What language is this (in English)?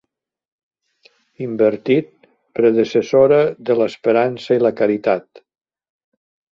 Catalan